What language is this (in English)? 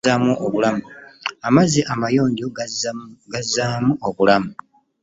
Ganda